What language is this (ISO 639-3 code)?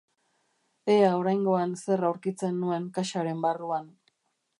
eus